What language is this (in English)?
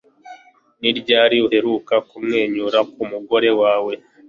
Kinyarwanda